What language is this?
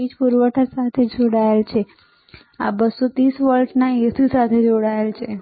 Gujarati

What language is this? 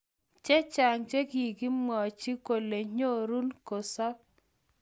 Kalenjin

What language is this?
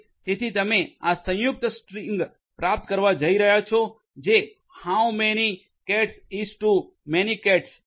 Gujarati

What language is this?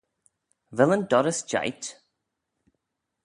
Manx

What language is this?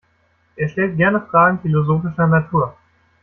German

